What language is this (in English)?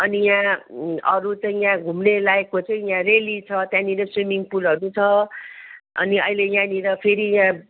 Nepali